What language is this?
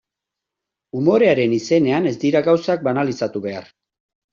Basque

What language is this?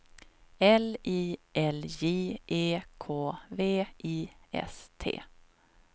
Swedish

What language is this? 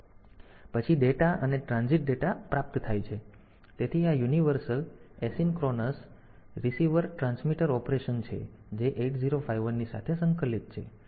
Gujarati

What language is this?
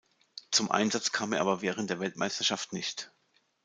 German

